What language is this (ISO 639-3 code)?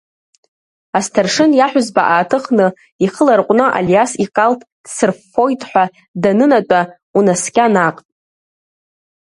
abk